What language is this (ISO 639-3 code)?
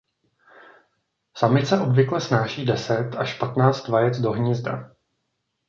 ces